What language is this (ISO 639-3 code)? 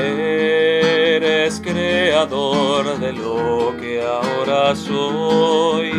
spa